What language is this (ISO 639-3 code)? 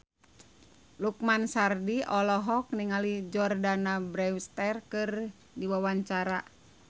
sun